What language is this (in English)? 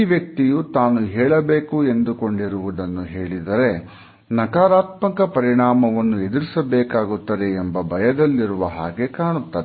Kannada